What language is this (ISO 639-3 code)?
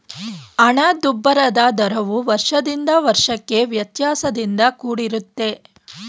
kan